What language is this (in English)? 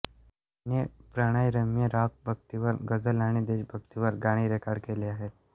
Marathi